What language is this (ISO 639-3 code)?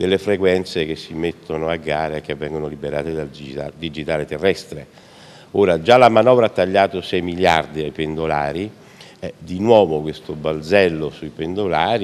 ita